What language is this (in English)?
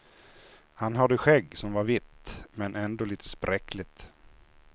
Swedish